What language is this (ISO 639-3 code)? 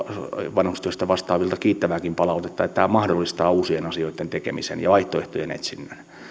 fin